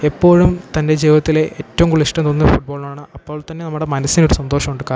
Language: Malayalam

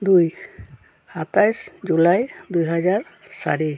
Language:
Assamese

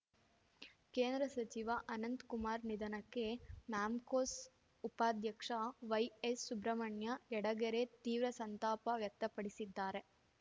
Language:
Kannada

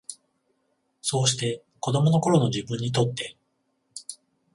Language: Japanese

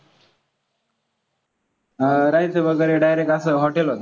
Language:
Marathi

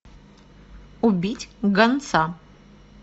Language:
Russian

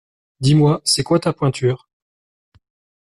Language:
French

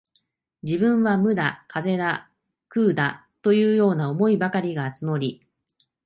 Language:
Japanese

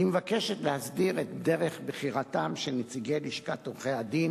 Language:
Hebrew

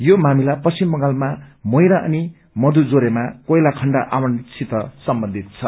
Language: Nepali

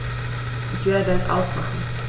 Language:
German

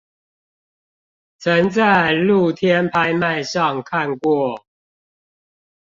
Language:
Chinese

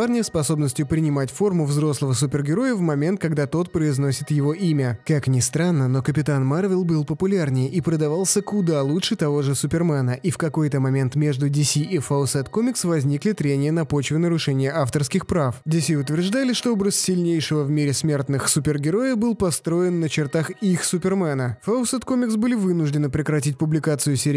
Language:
Russian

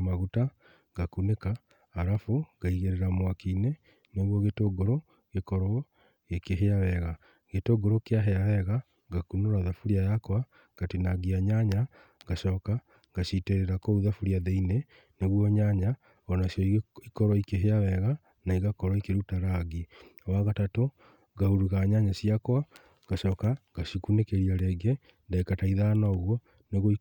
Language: Kikuyu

